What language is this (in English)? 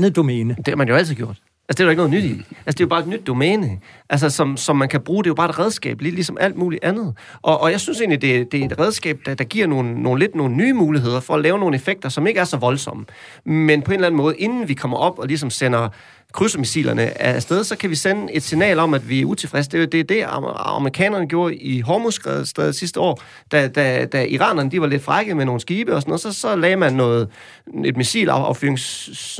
Danish